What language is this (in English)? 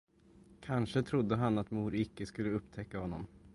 Swedish